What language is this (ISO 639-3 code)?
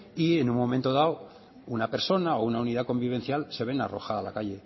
spa